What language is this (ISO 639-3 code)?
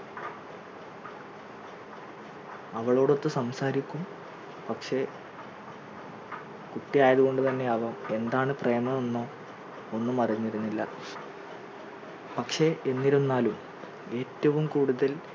mal